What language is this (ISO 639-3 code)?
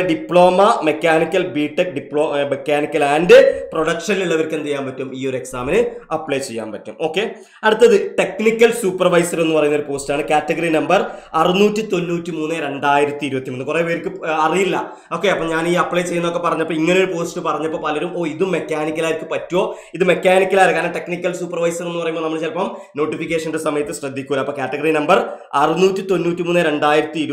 mal